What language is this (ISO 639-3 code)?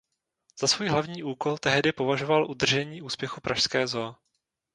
ces